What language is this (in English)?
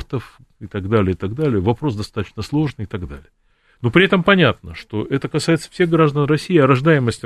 Russian